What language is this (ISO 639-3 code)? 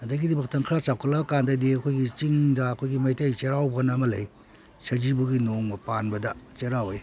mni